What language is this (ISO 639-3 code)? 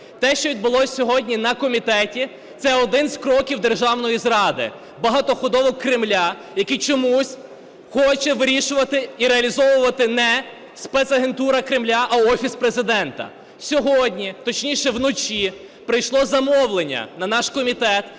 ukr